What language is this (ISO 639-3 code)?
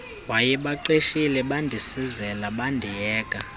xho